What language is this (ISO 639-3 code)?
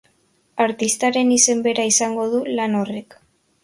eus